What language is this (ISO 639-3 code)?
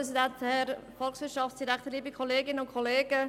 gsw